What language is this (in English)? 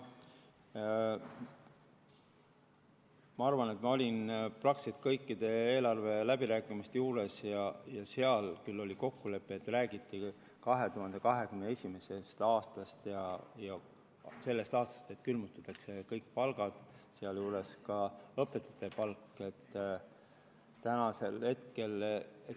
Estonian